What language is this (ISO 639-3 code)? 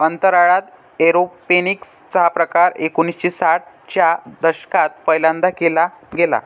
mar